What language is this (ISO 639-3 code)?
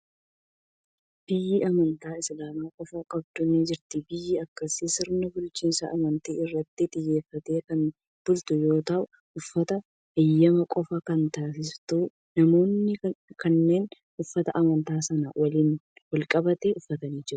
orm